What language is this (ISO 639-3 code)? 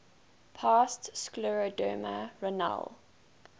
eng